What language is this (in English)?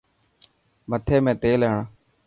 Dhatki